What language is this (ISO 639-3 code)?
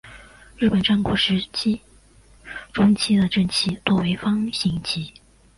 zho